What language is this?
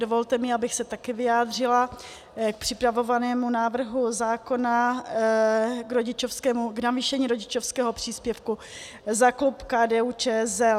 Czech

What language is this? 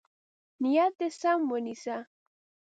Pashto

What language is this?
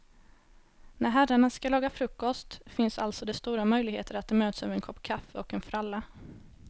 Swedish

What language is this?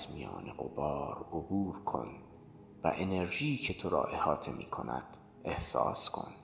Persian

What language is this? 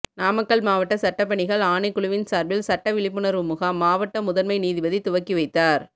Tamil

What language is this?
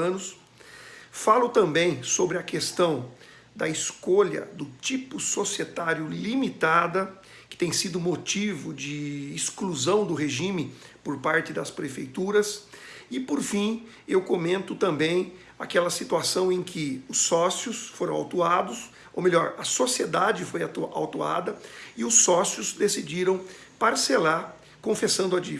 Portuguese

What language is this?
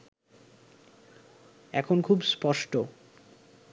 Bangla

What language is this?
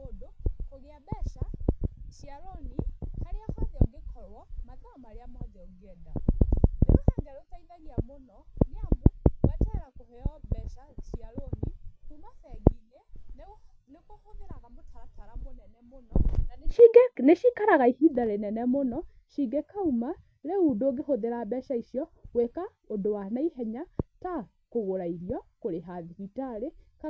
Kikuyu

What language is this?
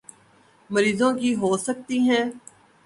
Urdu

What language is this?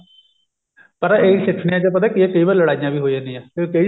Punjabi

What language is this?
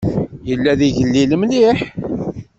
Kabyle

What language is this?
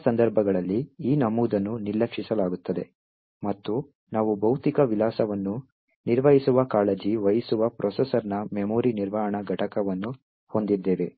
Kannada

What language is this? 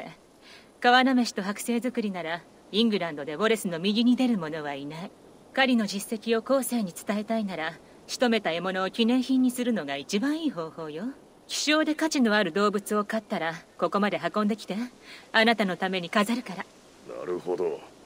Japanese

